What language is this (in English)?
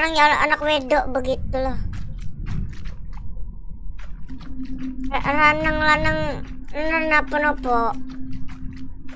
Indonesian